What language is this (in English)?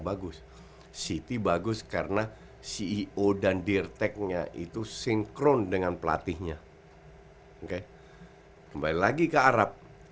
Indonesian